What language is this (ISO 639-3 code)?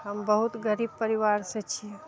mai